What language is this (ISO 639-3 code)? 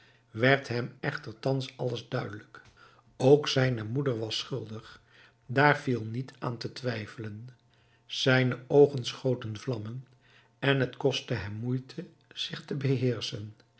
nld